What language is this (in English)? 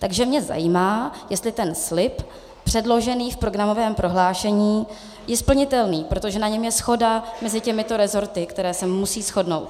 Czech